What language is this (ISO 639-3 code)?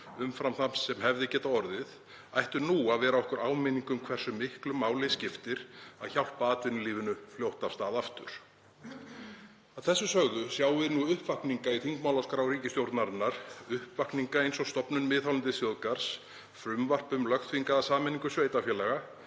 isl